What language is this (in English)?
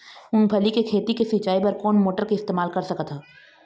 Chhattisgarhi